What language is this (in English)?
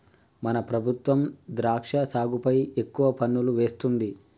Telugu